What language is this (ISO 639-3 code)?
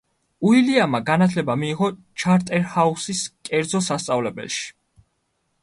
kat